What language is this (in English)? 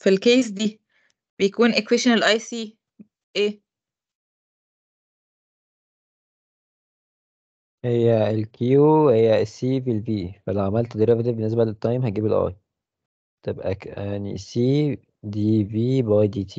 Arabic